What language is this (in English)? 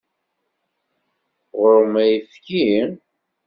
Kabyle